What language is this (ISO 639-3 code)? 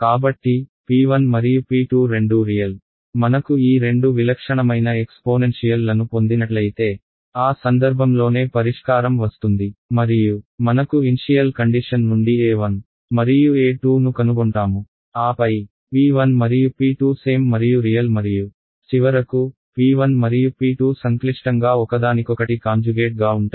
tel